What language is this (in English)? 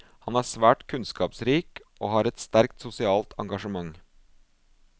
Norwegian